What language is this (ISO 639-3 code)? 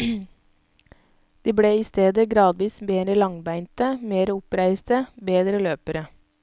nor